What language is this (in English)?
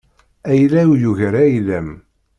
Kabyle